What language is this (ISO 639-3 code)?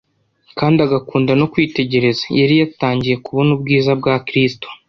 kin